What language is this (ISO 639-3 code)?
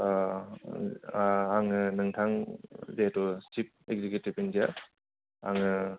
brx